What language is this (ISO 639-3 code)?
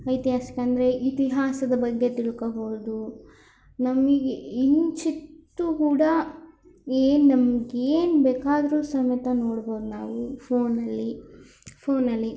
kan